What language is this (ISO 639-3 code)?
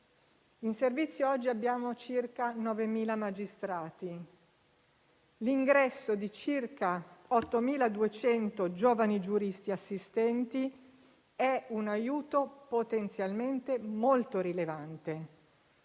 ita